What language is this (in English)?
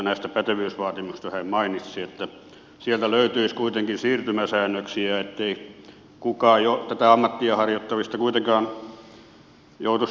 Finnish